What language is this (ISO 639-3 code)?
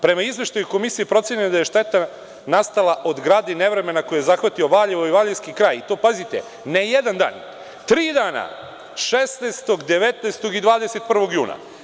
srp